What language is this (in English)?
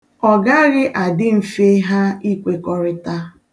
Igbo